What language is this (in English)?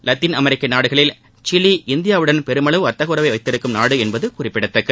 Tamil